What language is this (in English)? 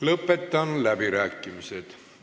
Estonian